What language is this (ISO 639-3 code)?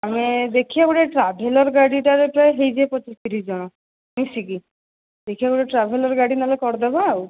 ori